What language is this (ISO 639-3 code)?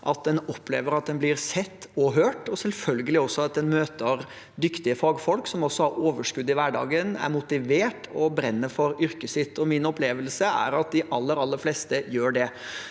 nor